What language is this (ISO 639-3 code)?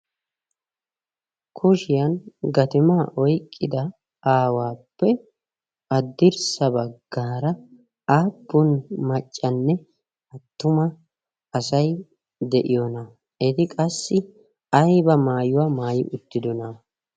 wal